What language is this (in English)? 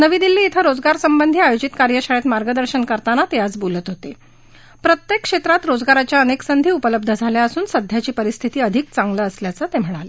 Marathi